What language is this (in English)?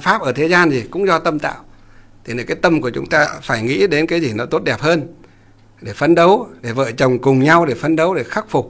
Vietnamese